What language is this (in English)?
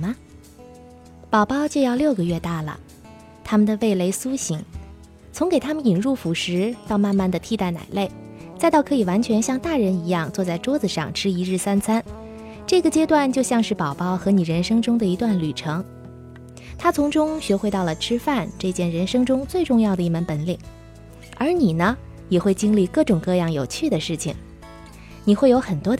Chinese